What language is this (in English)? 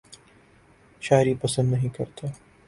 Urdu